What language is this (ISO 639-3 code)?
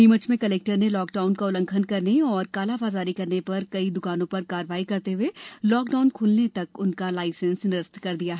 hin